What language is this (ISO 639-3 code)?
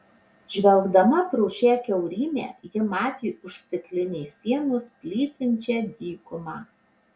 lit